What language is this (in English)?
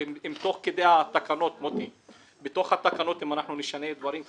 Hebrew